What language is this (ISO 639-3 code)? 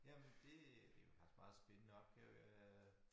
dan